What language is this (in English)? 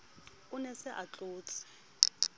Southern Sotho